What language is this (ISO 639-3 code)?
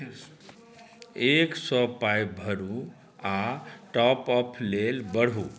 mai